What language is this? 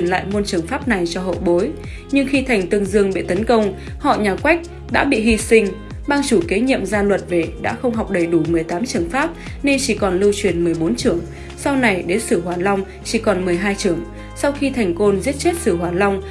Vietnamese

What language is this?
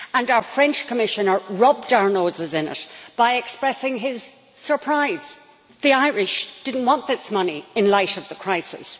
English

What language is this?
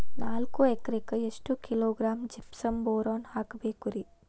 Kannada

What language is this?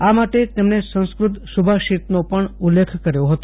Gujarati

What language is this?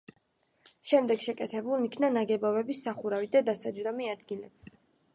Georgian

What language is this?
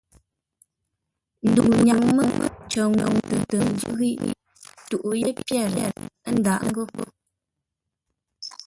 Ngombale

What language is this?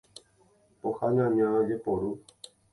Guarani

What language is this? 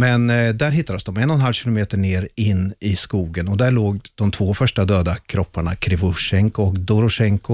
Swedish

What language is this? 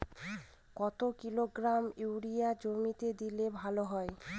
Bangla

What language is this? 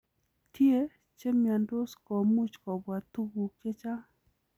Kalenjin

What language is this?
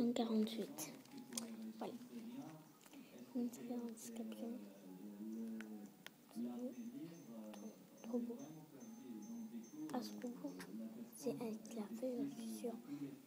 French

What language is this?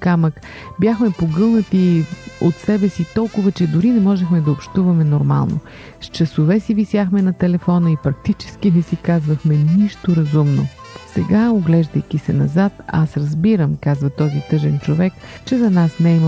Bulgarian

